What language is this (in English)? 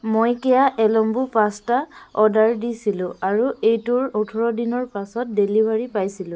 Assamese